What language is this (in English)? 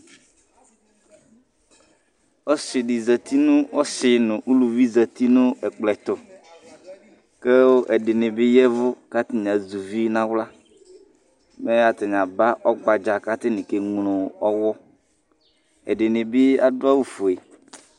Ikposo